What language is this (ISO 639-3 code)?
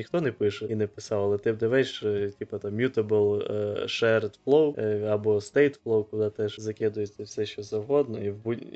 ukr